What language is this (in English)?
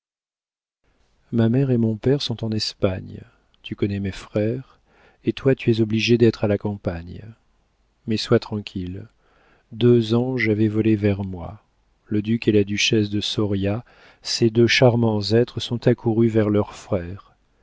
French